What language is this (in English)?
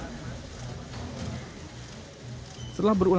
Indonesian